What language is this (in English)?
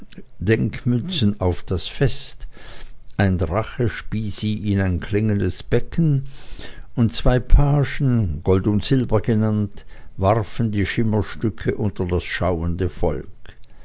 German